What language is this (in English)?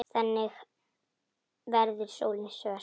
Icelandic